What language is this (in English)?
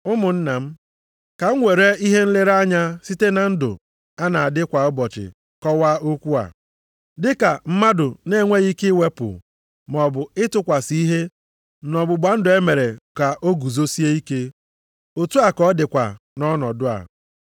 Igbo